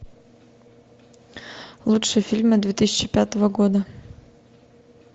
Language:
Russian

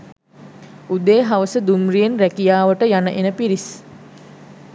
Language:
Sinhala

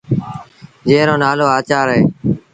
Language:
Sindhi Bhil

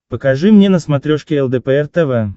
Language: Russian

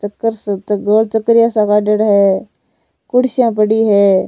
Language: Rajasthani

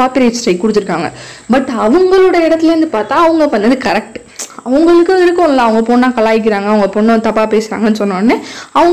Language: Tamil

